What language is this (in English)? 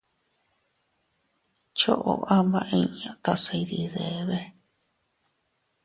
Teutila Cuicatec